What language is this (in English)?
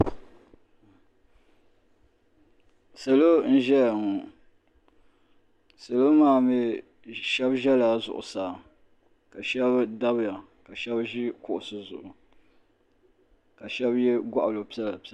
Dagbani